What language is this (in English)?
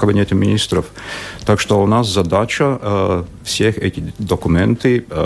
Russian